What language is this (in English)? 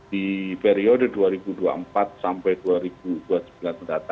Indonesian